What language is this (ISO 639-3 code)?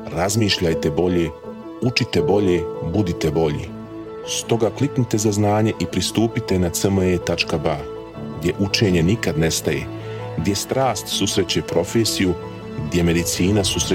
hrv